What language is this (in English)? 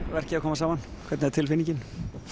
Icelandic